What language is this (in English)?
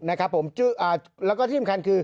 Thai